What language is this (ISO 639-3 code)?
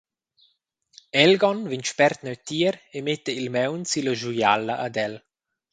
roh